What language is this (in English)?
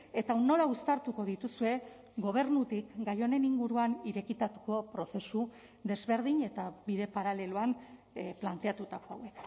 Basque